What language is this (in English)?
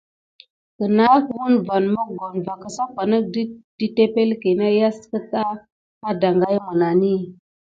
Gidar